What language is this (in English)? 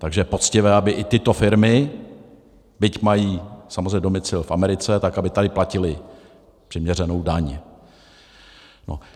Czech